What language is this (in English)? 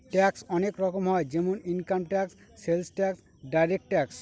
Bangla